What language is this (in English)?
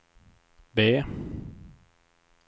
Swedish